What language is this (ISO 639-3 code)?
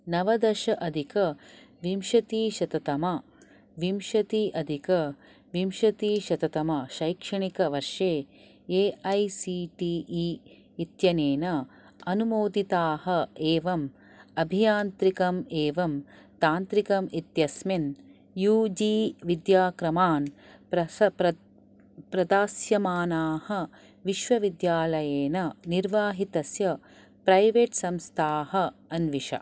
san